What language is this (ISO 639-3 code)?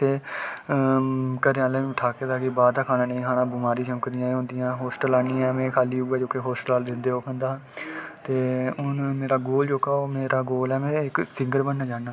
doi